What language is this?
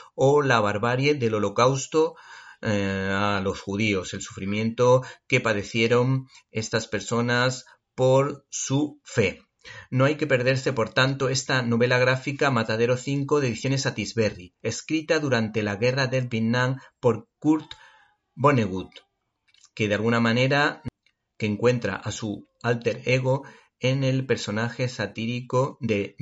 Spanish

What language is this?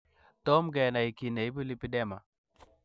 Kalenjin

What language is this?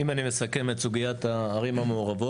Hebrew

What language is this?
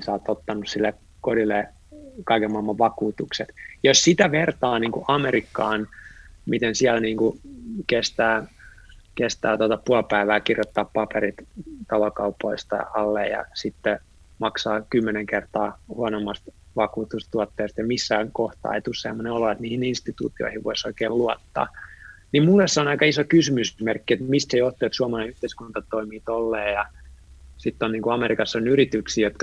Finnish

